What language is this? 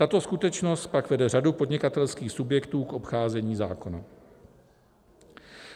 Czech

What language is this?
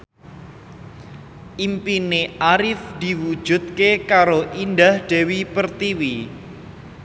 Javanese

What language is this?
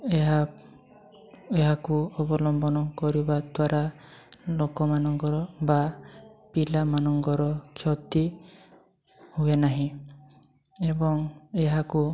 Odia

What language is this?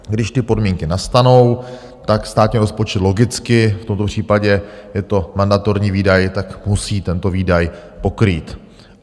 Czech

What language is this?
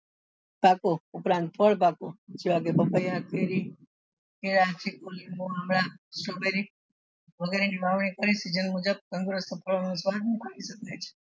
Gujarati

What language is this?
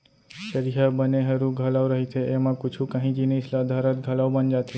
Chhattisgarhi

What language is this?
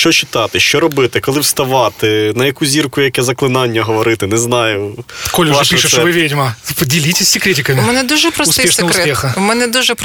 Ukrainian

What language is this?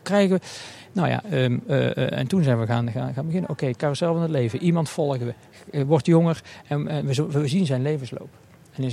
Dutch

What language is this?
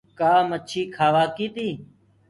Gurgula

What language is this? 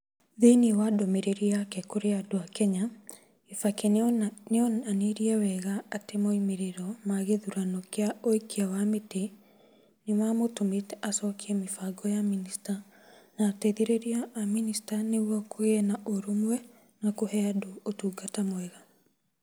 Kikuyu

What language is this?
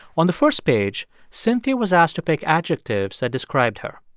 English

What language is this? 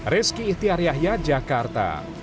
Indonesian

